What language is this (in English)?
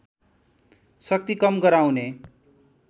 Nepali